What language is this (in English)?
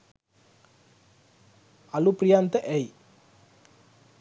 Sinhala